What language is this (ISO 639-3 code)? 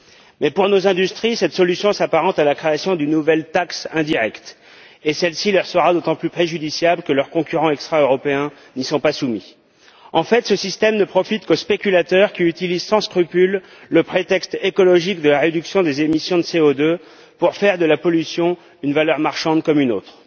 fra